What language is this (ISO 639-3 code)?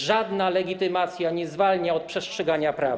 pol